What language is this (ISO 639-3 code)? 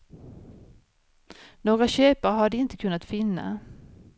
swe